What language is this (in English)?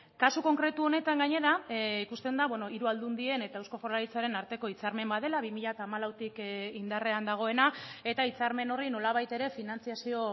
Basque